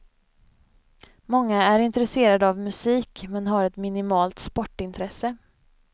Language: Swedish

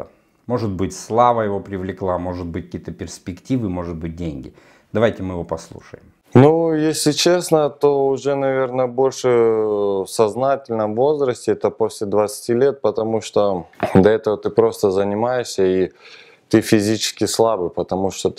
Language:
Russian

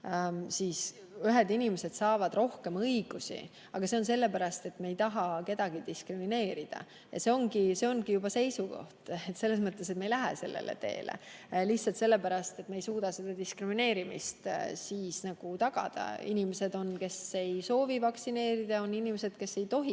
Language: Estonian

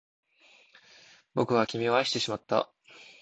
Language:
Japanese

